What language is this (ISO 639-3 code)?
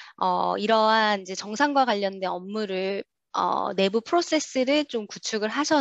kor